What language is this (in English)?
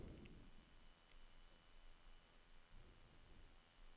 Norwegian